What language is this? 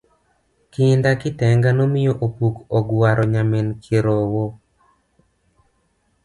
Luo (Kenya and Tanzania)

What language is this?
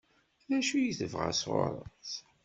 Kabyle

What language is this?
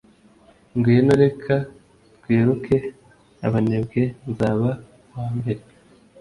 Kinyarwanda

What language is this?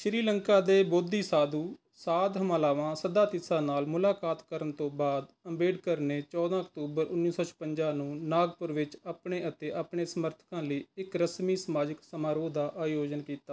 Punjabi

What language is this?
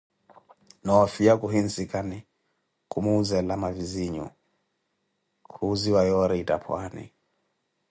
Koti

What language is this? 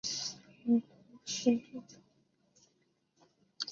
Chinese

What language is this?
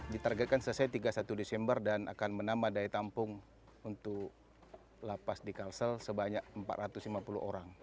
Indonesian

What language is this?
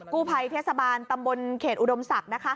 Thai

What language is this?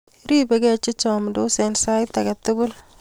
Kalenjin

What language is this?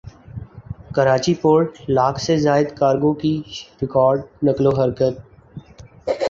Urdu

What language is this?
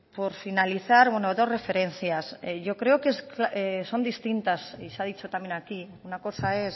Spanish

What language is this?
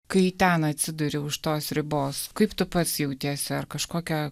Lithuanian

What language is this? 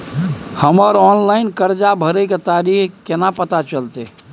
Maithili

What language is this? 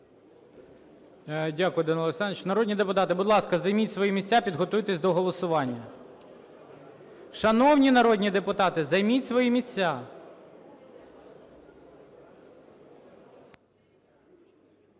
Ukrainian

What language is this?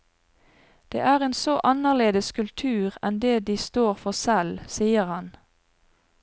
Norwegian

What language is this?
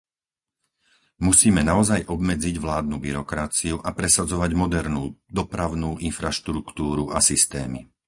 Slovak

